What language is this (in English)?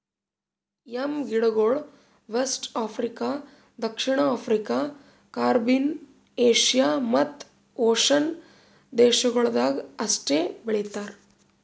Kannada